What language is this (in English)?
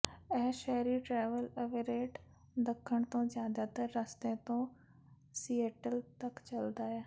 Punjabi